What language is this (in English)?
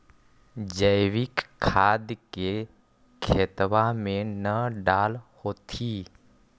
Magahi